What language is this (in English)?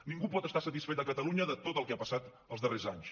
Catalan